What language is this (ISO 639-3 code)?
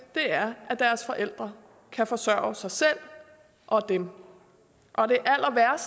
dan